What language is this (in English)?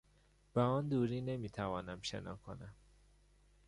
Persian